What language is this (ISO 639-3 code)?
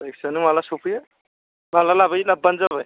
brx